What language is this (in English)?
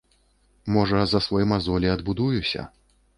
Belarusian